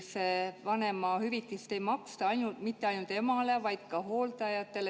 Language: Estonian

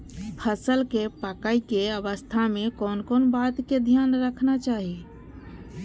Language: Maithili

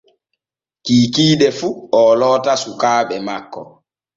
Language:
Borgu Fulfulde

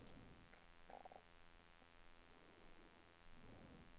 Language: Norwegian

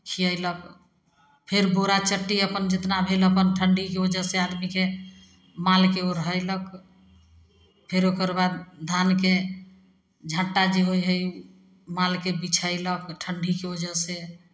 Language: Maithili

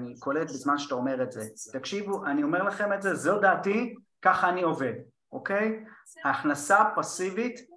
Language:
Hebrew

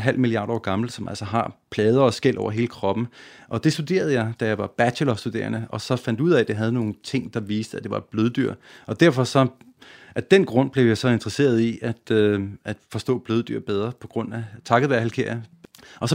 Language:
Danish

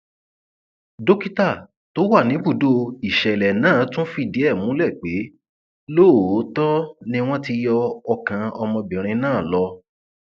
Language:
Yoruba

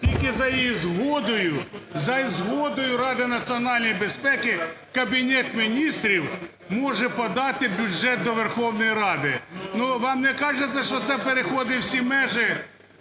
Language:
Ukrainian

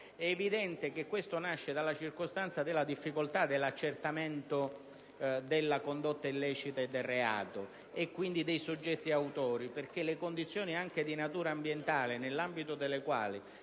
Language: Italian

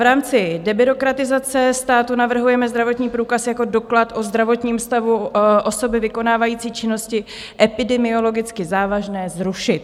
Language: Czech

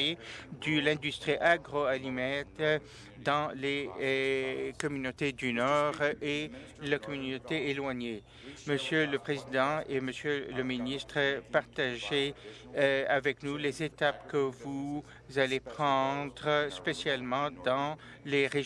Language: French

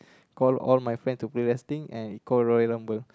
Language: English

